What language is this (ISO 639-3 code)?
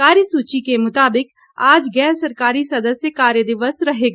hin